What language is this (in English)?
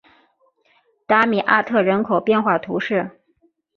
Chinese